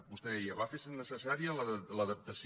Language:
Catalan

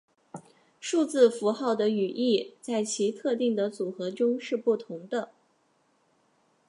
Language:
Chinese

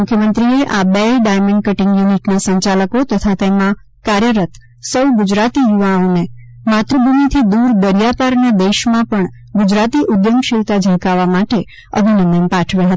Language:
Gujarati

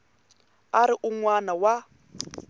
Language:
Tsonga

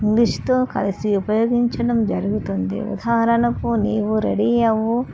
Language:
Telugu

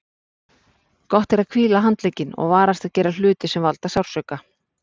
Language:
Icelandic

